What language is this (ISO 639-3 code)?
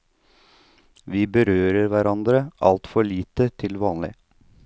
nor